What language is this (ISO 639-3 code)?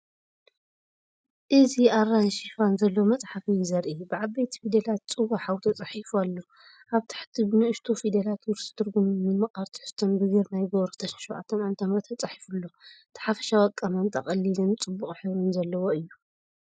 tir